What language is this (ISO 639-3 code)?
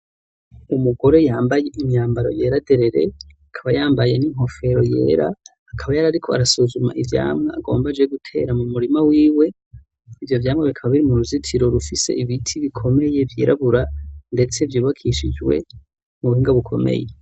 run